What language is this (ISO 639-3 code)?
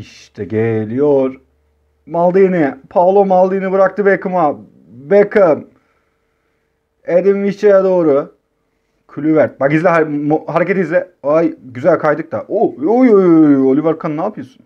tur